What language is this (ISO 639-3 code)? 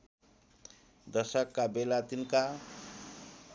nep